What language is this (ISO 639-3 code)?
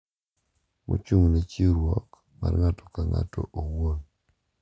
luo